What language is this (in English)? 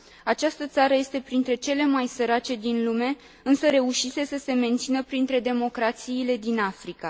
Romanian